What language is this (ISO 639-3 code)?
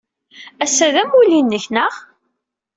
kab